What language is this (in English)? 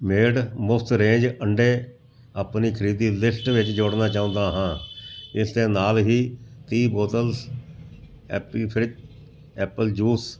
Punjabi